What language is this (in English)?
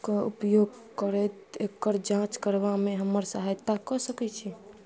Maithili